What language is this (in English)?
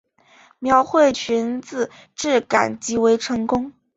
Chinese